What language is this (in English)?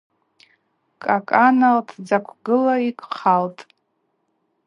Abaza